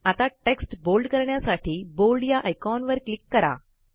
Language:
Marathi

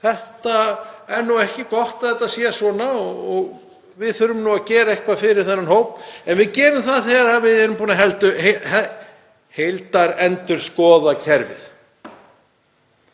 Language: Icelandic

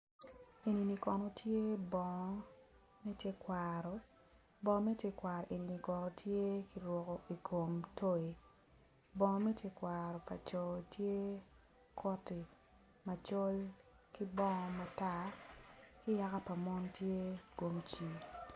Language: Acoli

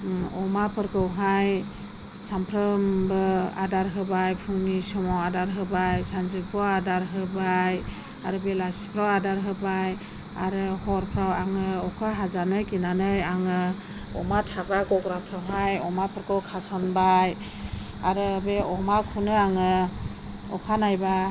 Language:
Bodo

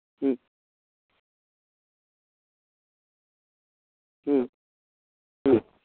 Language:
Santali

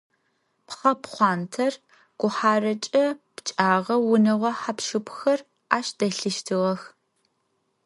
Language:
Adyghe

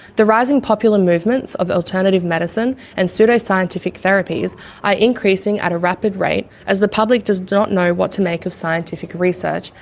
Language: English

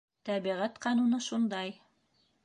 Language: Bashkir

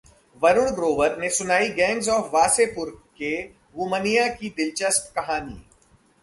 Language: Hindi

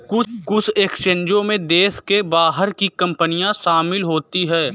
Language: Hindi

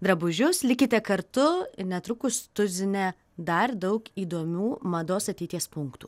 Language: Lithuanian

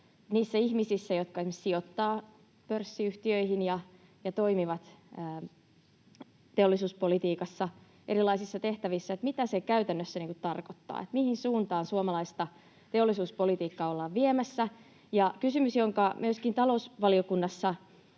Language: Finnish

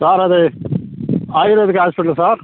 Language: Telugu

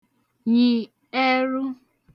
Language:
Igbo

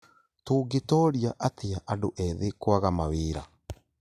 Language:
Kikuyu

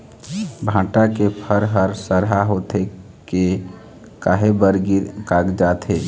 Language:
Chhattisgarhi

